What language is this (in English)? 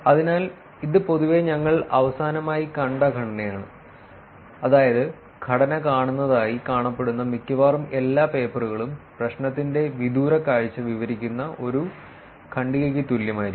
Malayalam